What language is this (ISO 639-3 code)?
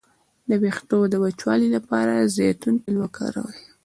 pus